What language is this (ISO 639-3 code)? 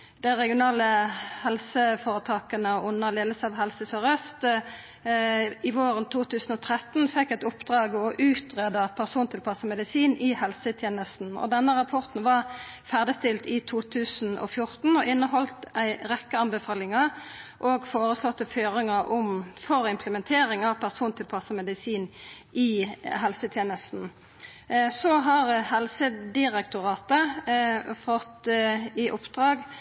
nno